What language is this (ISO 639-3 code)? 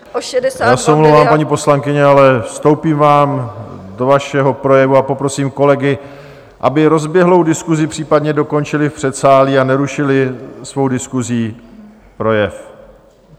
ces